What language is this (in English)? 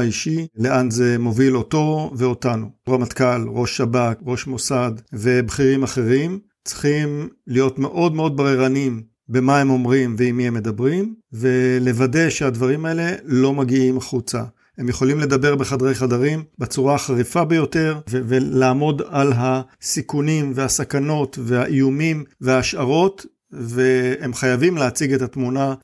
Hebrew